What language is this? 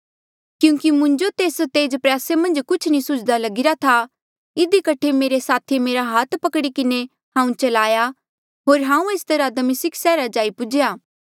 Mandeali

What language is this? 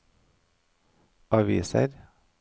Norwegian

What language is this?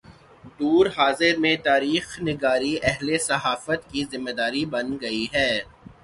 Urdu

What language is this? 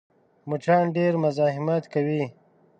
Pashto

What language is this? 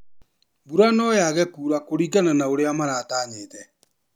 Kikuyu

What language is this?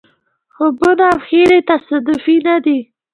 Pashto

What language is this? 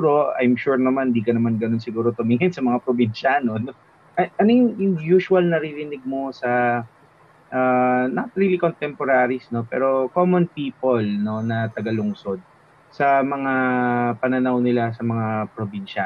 Filipino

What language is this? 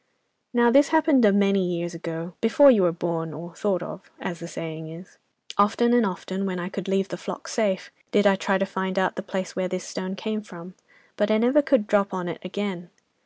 English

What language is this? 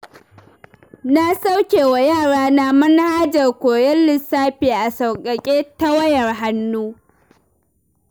Hausa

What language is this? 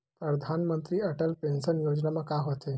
Chhattisgarhi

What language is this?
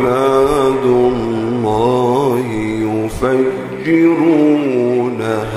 Arabic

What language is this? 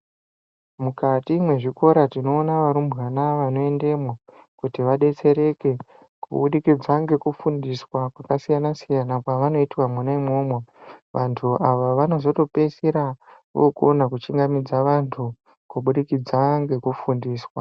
Ndau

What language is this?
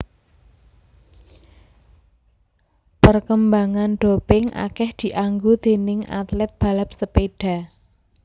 Javanese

